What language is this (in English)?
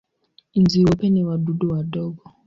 Swahili